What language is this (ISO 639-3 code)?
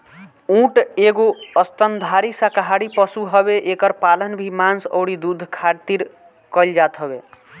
bho